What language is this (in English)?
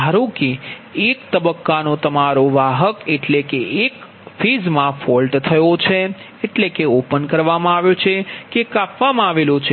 Gujarati